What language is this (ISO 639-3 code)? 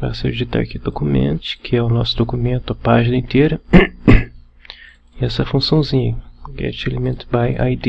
por